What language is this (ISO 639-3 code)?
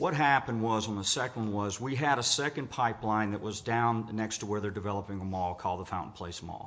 eng